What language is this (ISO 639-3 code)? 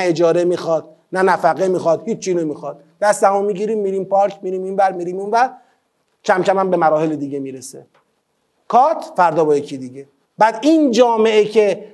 fas